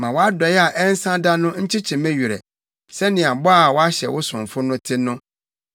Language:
Akan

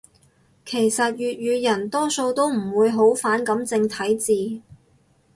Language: Cantonese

